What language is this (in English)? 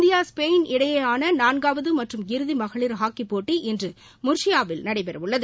Tamil